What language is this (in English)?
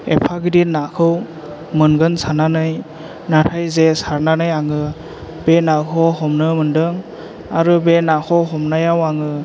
Bodo